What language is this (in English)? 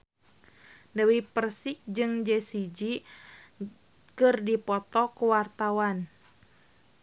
Sundanese